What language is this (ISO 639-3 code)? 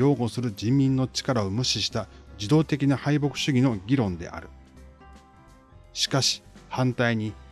jpn